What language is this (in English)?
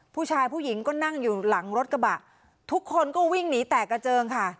Thai